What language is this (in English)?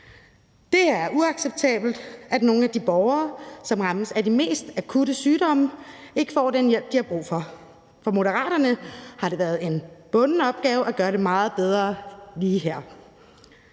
Danish